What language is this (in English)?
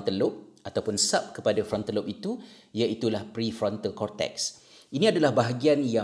Malay